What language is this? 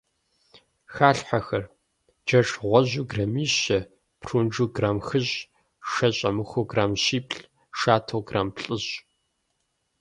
Kabardian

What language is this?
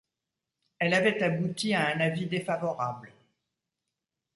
French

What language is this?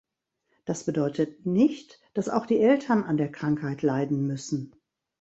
German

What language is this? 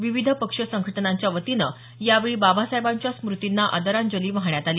Marathi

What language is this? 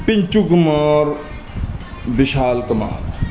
Punjabi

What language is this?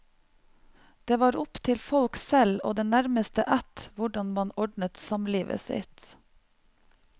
Norwegian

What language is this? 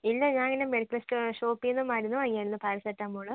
Malayalam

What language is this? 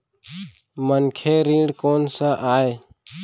Chhattisgarhi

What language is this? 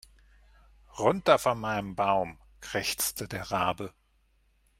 German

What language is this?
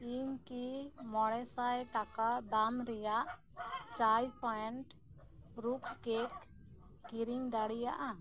Santali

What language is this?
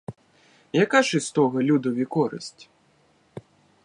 Ukrainian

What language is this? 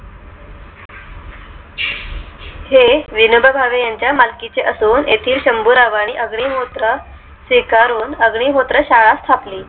Marathi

